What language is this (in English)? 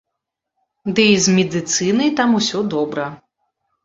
Belarusian